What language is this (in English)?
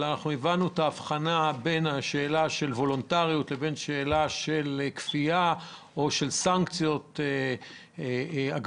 Hebrew